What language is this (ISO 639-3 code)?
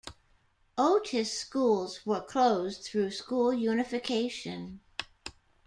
eng